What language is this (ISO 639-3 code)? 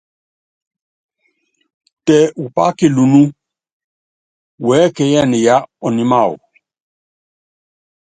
yav